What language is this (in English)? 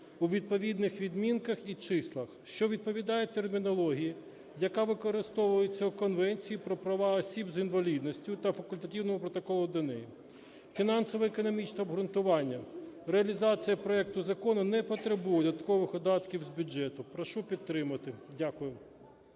Ukrainian